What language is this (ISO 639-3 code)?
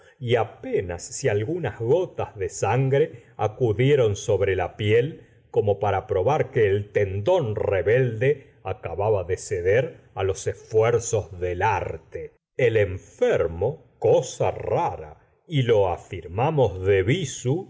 spa